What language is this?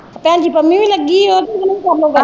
Punjabi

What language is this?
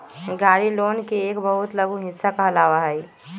Magahi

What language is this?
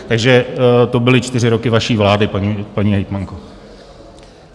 Czech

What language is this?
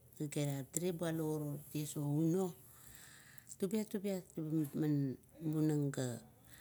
Kuot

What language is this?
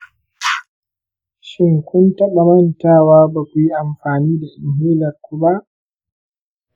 Hausa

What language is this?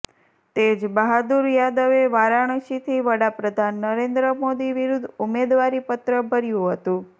Gujarati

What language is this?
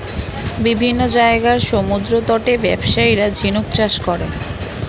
Bangla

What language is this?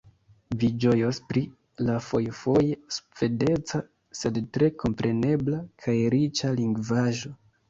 Esperanto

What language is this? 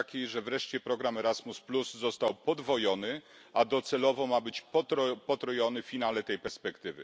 Polish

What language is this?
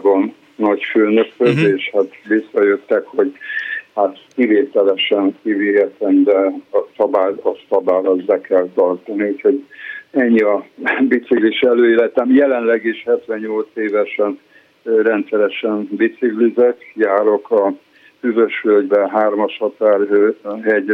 Hungarian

